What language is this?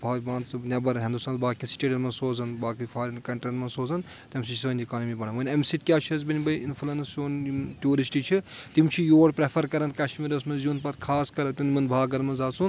Kashmiri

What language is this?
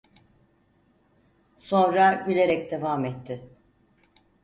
Turkish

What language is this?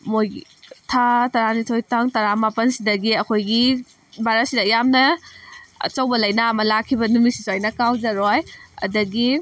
Manipuri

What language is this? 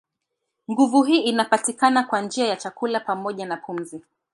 Swahili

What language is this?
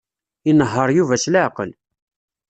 Kabyle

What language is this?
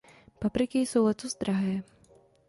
Czech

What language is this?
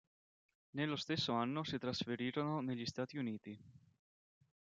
Italian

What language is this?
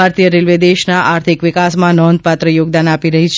Gujarati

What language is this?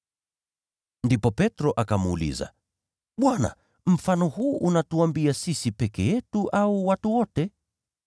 Swahili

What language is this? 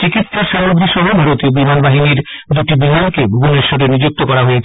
Bangla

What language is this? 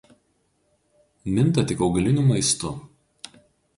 Lithuanian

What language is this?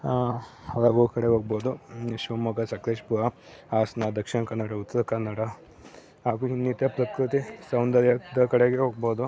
Kannada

